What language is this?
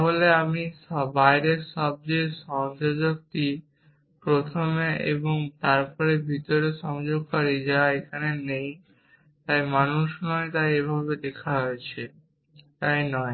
Bangla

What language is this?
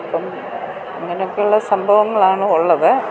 Malayalam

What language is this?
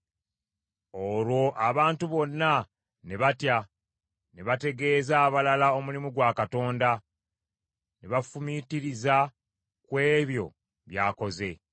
Ganda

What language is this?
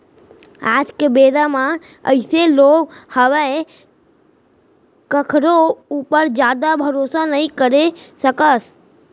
Chhattisgarhi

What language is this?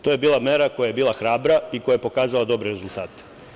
Serbian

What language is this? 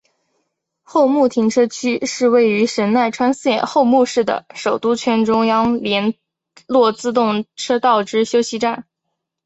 Chinese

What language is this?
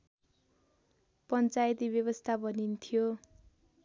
Nepali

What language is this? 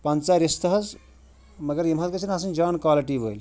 Kashmiri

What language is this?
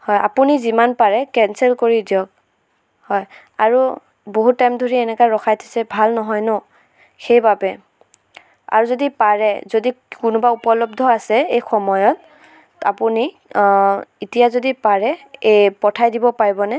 Assamese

